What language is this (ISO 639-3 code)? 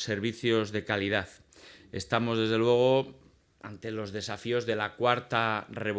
spa